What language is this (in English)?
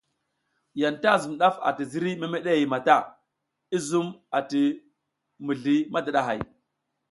South Giziga